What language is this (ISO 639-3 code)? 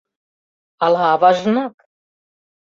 chm